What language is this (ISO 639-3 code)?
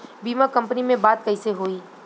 bho